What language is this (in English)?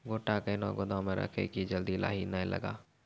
Maithili